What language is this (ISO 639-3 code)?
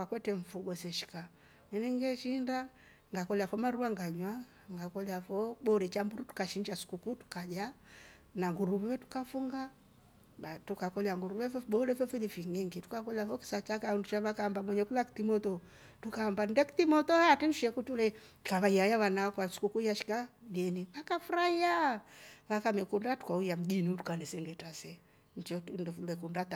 rof